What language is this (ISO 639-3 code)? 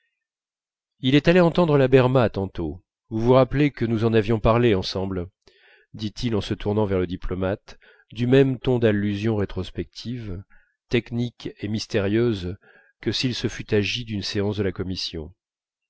fra